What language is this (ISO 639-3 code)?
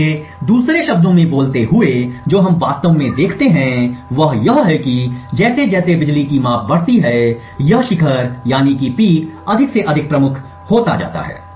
hin